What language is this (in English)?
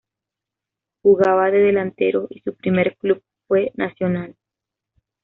Spanish